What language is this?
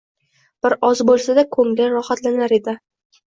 Uzbek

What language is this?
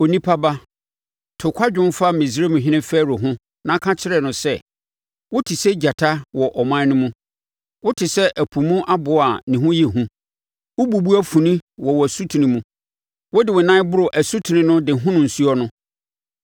Akan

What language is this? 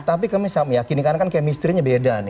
Indonesian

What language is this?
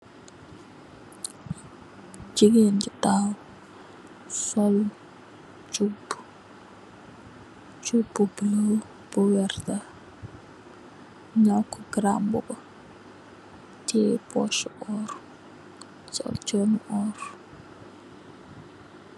Wolof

